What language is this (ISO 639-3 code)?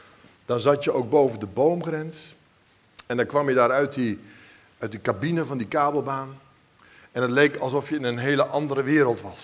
nld